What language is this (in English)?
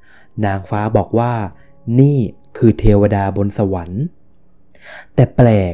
Thai